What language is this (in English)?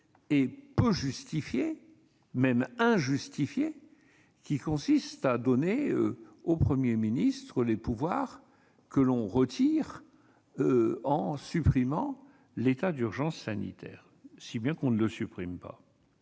French